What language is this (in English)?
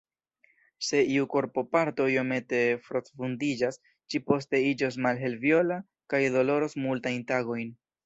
Esperanto